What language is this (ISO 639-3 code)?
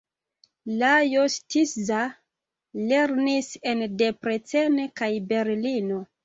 epo